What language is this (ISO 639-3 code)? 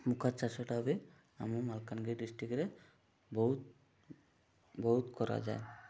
ori